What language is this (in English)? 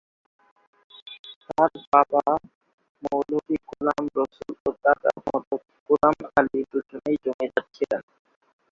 Bangla